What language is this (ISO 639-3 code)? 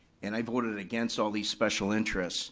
eng